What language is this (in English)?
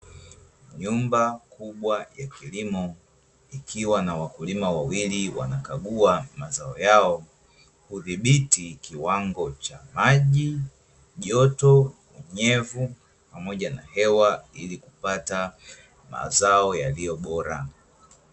Swahili